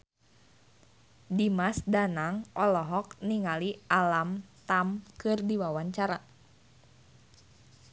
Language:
Sundanese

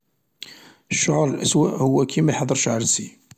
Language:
Algerian Arabic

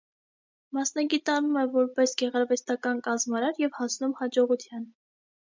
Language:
Armenian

